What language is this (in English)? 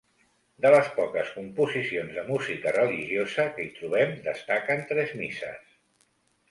Catalan